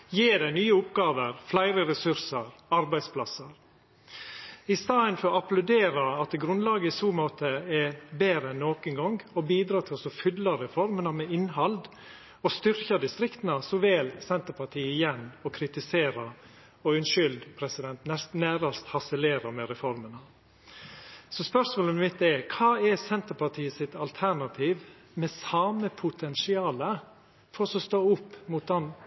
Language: Norwegian Nynorsk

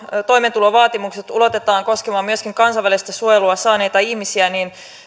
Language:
Finnish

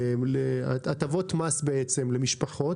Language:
Hebrew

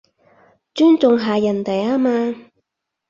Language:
Cantonese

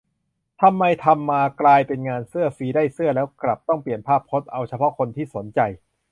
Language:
Thai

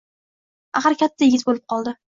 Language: Uzbek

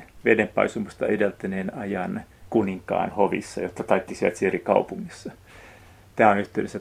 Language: Finnish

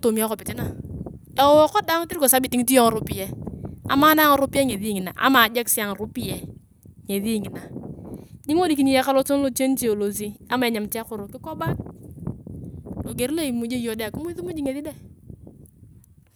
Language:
Turkana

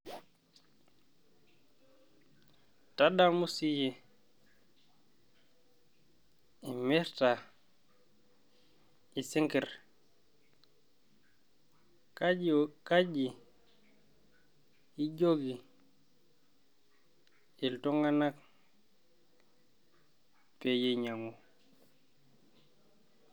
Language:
Masai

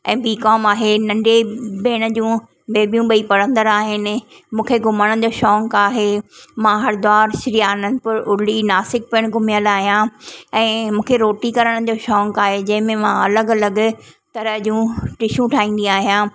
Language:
Sindhi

